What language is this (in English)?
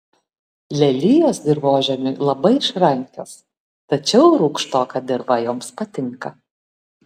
Lithuanian